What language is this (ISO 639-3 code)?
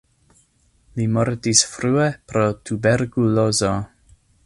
epo